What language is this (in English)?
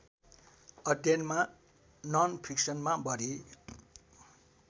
Nepali